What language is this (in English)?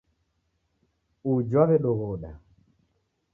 Taita